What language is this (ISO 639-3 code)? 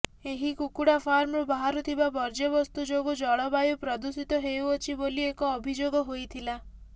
ori